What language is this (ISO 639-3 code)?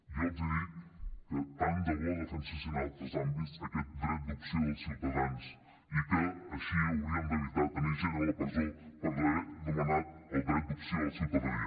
cat